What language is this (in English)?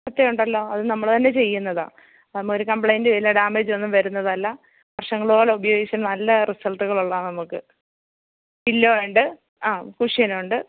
Malayalam